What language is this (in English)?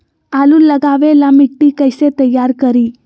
Magahi